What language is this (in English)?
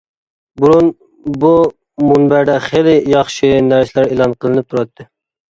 Uyghur